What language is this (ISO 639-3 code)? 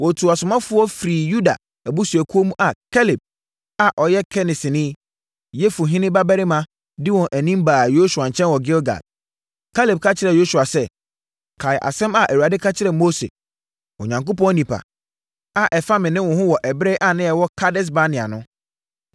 aka